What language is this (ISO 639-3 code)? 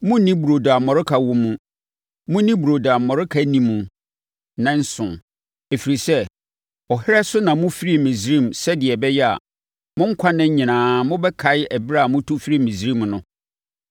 aka